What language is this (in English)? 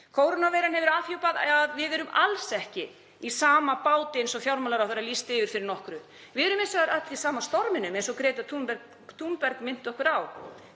Icelandic